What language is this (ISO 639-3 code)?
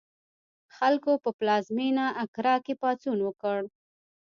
pus